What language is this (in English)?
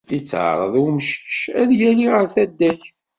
Kabyle